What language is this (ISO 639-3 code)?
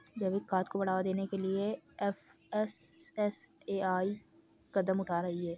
hin